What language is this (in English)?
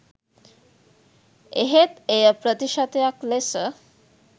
Sinhala